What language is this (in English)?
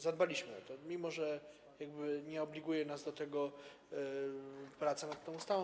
Polish